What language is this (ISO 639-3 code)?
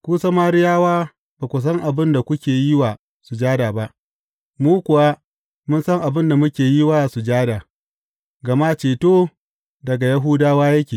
hau